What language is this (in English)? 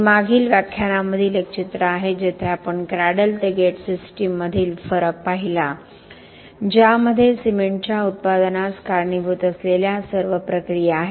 Marathi